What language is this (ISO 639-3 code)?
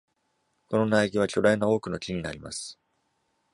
jpn